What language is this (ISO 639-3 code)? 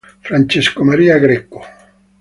ita